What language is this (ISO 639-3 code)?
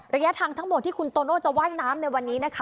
tha